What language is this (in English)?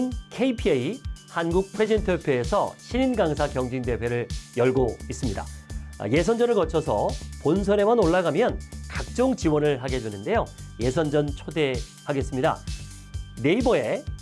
Korean